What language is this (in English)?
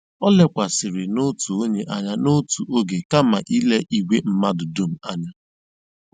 Igbo